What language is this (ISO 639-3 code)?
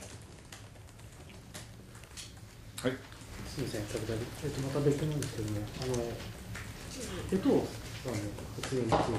jpn